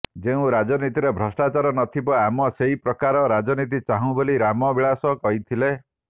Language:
Odia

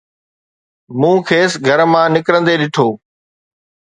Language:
Sindhi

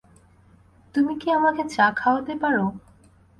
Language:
Bangla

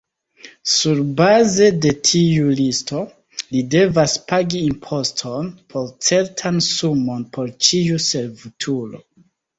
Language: Esperanto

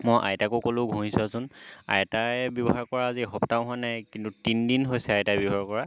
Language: Assamese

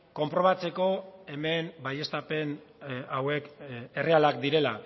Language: Basque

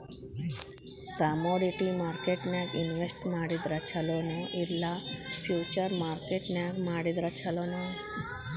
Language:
Kannada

